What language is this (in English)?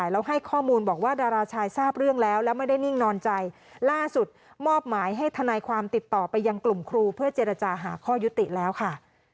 Thai